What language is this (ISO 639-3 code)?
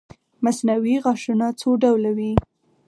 pus